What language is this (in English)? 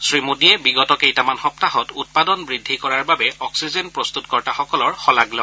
Assamese